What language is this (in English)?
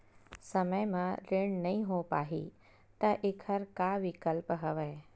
Chhattisgarhi